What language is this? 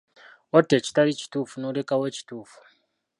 Ganda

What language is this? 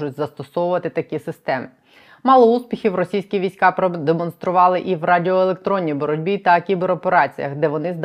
Ukrainian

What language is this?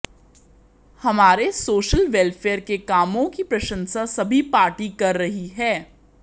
Hindi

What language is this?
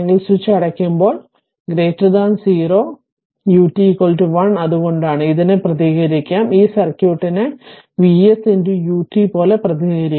Malayalam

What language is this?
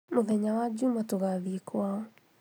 Kikuyu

